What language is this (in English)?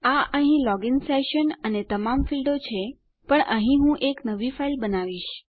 Gujarati